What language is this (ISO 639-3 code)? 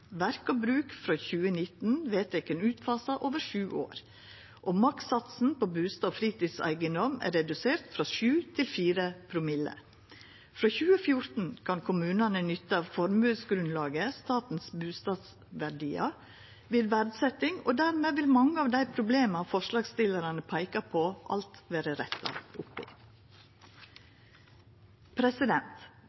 nno